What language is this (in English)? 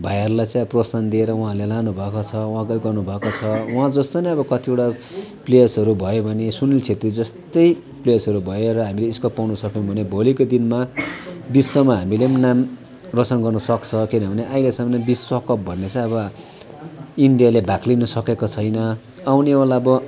Nepali